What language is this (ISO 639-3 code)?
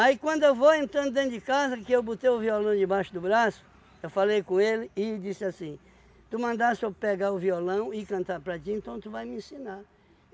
por